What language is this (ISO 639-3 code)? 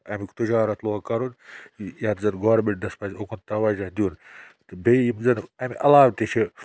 kas